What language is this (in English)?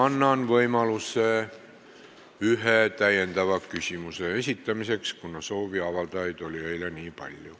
Estonian